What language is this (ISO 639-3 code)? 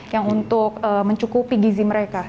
ind